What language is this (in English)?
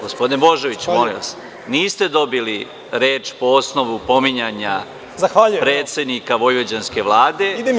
Serbian